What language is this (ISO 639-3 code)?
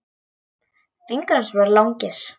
isl